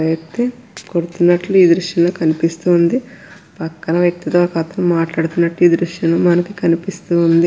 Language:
Telugu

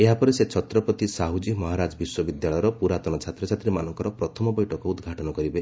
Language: Odia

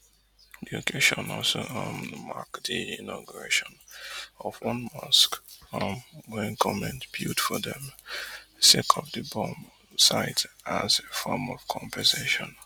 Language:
Nigerian Pidgin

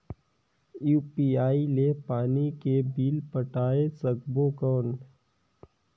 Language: Chhattisgarhi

